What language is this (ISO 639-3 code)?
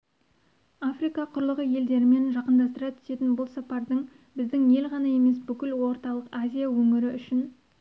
kaz